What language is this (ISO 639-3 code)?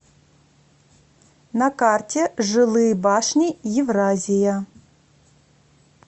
rus